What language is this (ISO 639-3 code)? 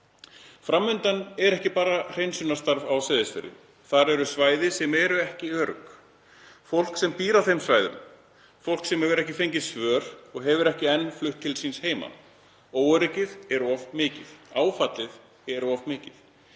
isl